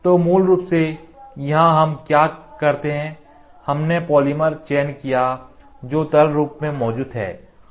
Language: Hindi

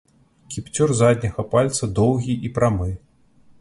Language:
Belarusian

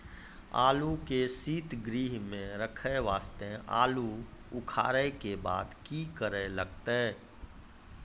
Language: Maithili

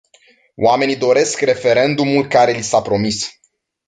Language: Romanian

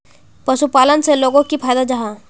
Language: Magahi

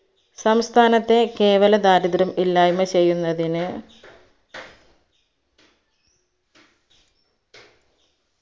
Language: Malayalam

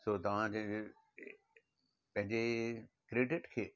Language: Sindhi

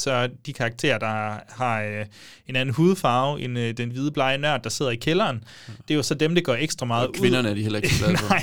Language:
Danish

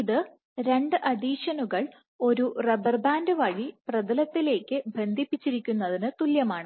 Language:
Malayalam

